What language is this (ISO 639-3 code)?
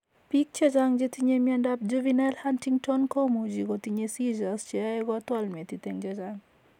kln